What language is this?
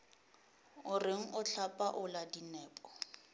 Northern Sotho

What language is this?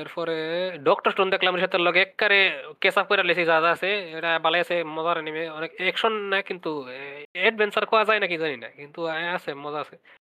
Bangla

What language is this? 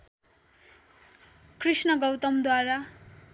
Nepali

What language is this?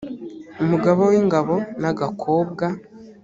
Kinyarwanda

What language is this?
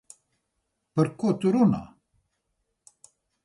Latvian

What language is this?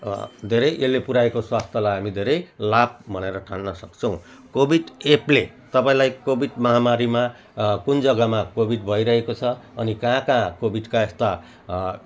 Nepali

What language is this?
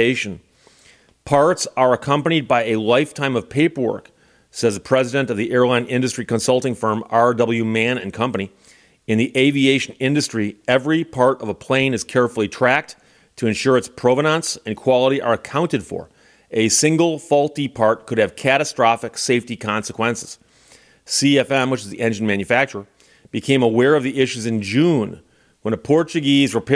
English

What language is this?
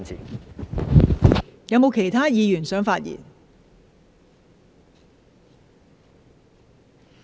Cantonese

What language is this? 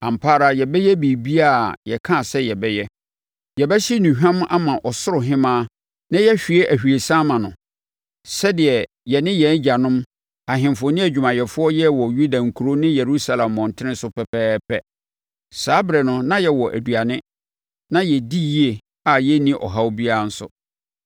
Akan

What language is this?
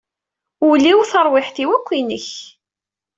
Kabyle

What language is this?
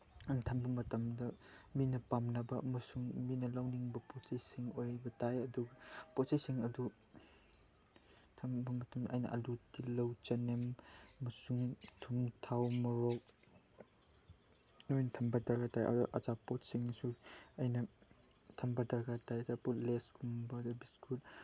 Manipuri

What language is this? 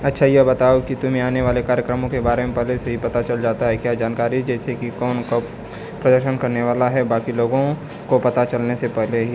Hindi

